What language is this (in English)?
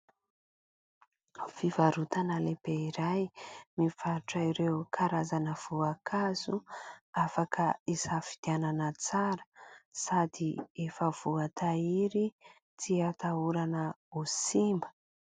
Malagasy